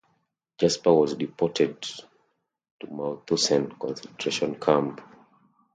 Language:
English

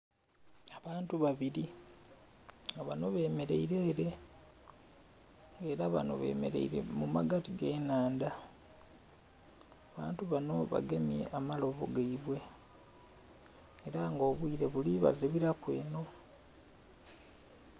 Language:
Soga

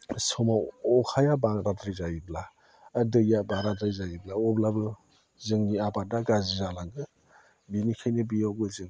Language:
Bodo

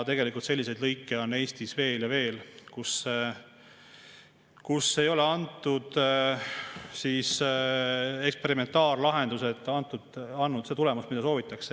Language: Estonian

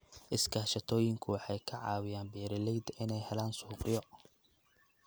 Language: Somali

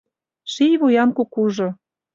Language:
Mari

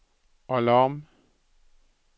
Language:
Norwegian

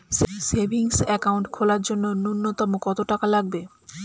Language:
Bangla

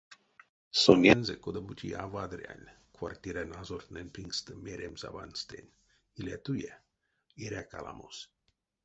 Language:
Erzya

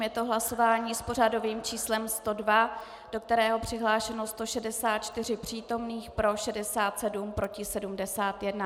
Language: Czech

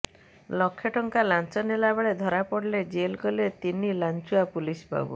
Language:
Odia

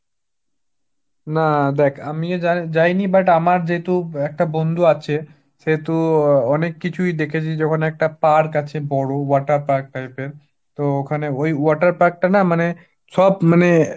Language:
Bangla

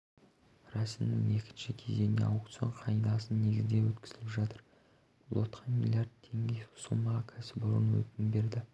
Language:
Kazakh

